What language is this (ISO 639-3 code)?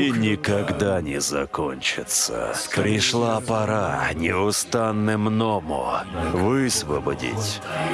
rus